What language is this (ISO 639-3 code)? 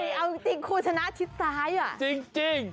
tha